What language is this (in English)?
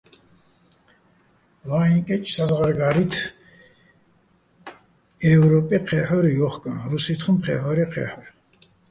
Bats